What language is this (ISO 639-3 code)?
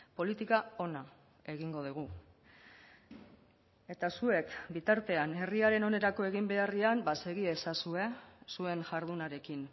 eus